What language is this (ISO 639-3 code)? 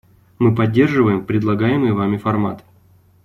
rus